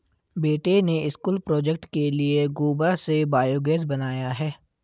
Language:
Hindi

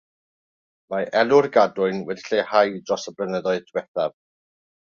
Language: Welsh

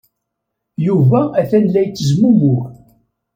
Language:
Kabyle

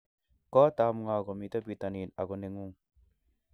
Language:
Kalenjin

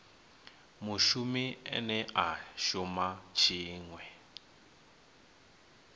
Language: Venda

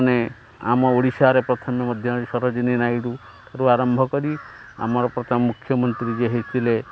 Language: Odia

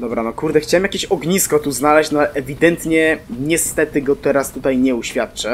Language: Polish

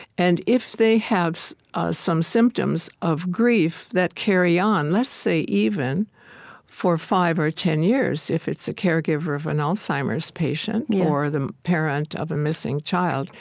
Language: English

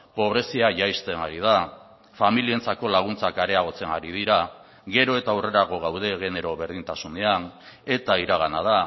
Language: Basque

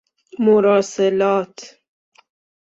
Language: Persian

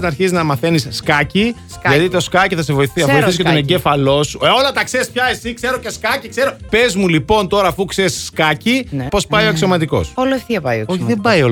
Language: Greek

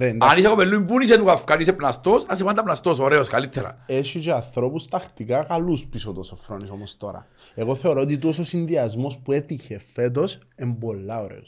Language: Greek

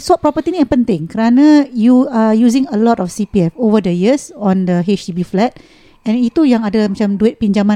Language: Malay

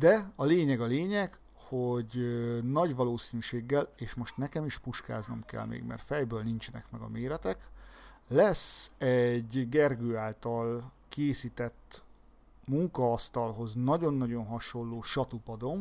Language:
Hungarian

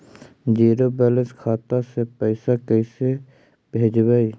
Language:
Magahi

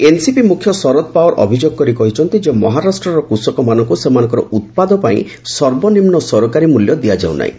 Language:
Odia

